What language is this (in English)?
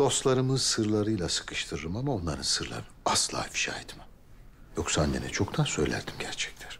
Turkish